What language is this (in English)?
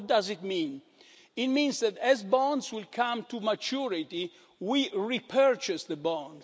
English